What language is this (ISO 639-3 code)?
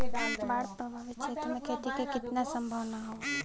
bho